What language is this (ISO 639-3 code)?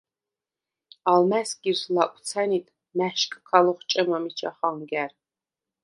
sva